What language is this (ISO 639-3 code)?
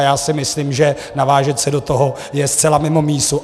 ces